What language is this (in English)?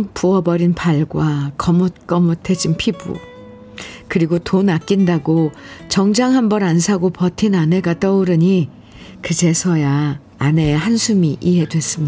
Korean